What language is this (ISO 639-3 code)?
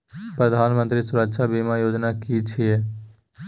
mai